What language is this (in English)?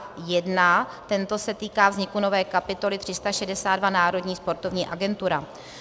Czech